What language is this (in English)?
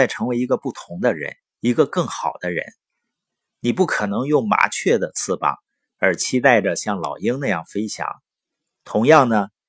Chinese